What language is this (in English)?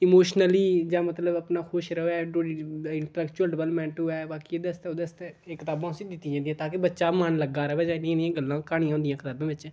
Dogri